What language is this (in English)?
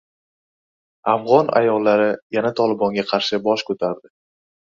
Uzbek